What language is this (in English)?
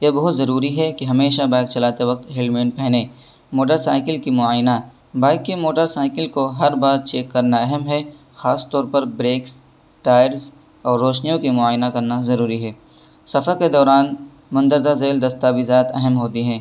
Urdu